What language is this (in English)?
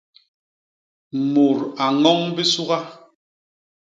Basaa